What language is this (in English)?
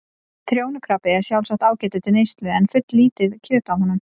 Icelandic